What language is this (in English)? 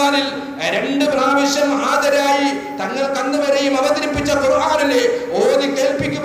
Arabic